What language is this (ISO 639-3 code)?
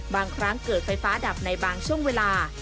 tha